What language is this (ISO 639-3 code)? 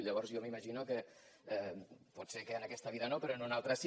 cat